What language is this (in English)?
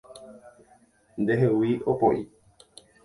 Guarani